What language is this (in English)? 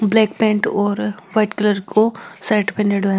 Marwari